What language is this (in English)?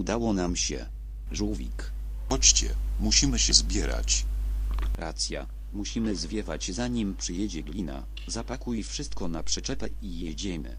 Polish